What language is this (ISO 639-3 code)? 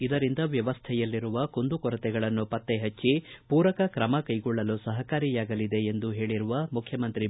kan